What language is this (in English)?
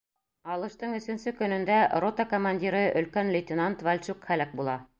Bashkir